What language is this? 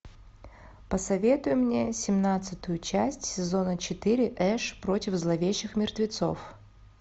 Russian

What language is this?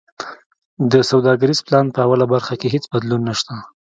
Pashto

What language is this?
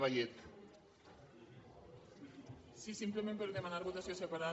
Catalan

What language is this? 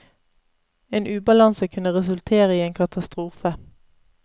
Norwegian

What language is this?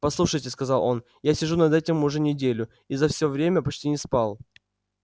Russian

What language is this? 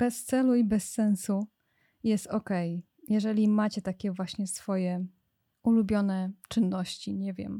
Polish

